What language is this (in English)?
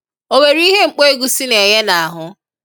Igbo